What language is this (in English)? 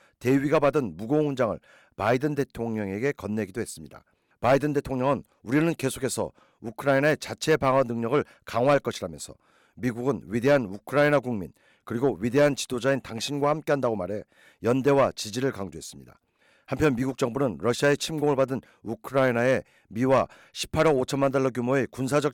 Korean